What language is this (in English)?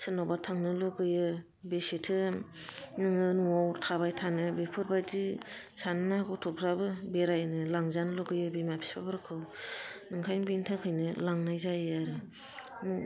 Bodo